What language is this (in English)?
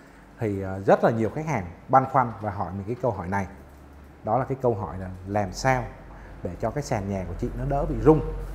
Vietnamese